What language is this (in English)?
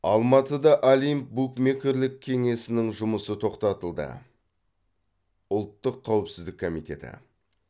Kazakh